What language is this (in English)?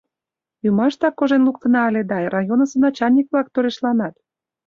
Mari